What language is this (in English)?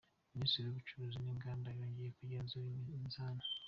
Kinyarwanda